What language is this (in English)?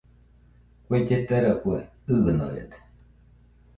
Nüpode Huitoto